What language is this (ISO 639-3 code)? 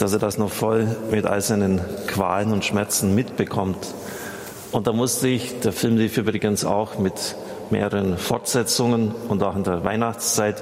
deu